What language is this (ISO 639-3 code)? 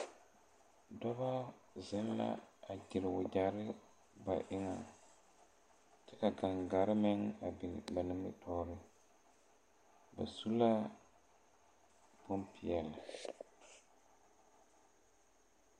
dga